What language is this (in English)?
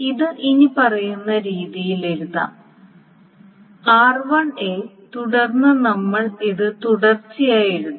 Malayalam